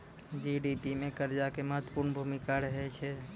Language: Maithili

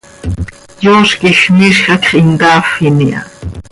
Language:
Seri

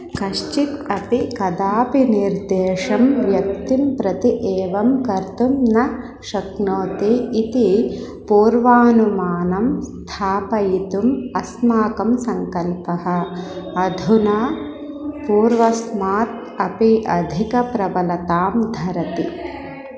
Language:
Sanskrit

